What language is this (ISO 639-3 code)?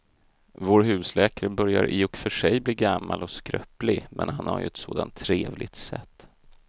swe